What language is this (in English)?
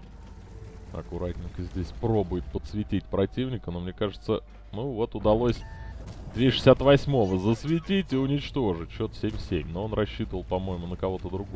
Russian